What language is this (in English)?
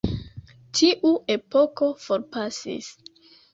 Esperanto